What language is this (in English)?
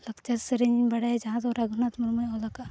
Santali